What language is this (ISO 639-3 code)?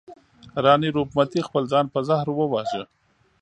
pus